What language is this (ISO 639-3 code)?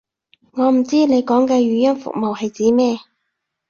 yue